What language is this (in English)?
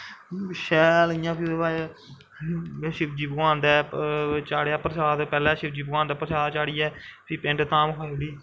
Dogri